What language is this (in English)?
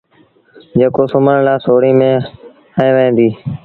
Sindhi Bhil